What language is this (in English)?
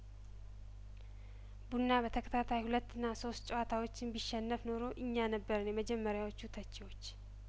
Amharic